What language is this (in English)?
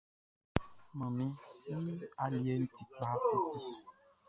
Baoulé